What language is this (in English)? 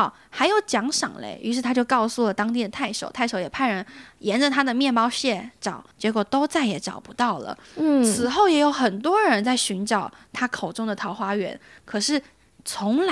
Chinese